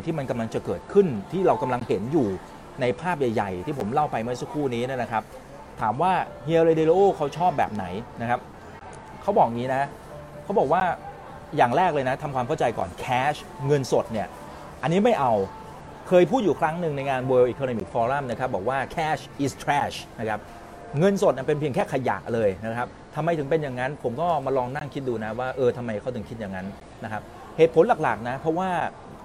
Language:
Thai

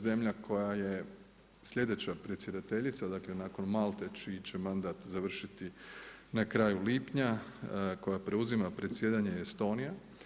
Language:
Croatian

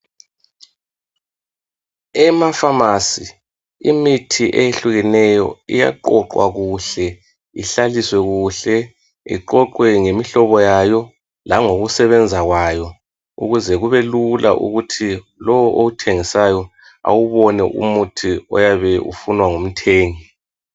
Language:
North Ndebele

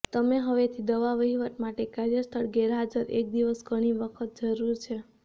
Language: Gujarati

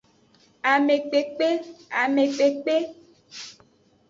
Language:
Aja (Benin)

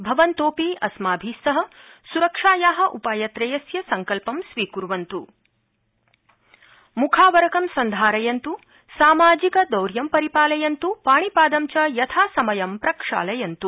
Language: Sanskrit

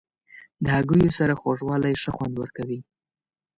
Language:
Pashto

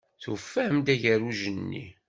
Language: Kabyle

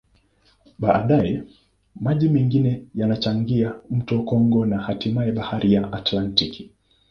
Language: Swahili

